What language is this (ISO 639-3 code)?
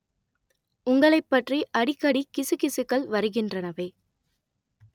tam